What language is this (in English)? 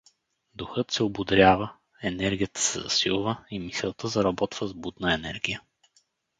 Bulgarian